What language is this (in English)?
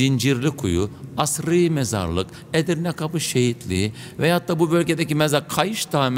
Turkish